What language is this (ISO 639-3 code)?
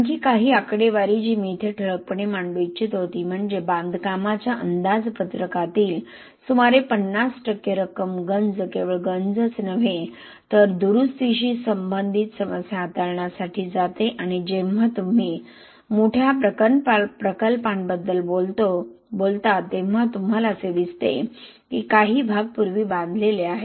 mar